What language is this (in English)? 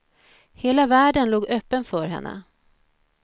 Swedish